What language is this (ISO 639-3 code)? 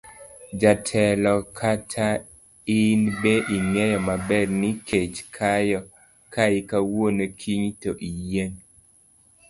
luo